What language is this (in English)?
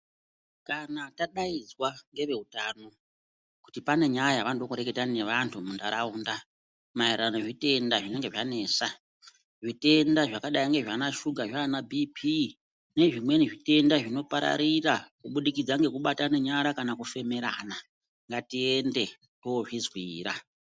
Ndau